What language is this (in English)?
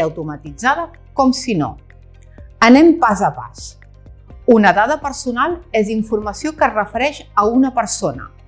Catalan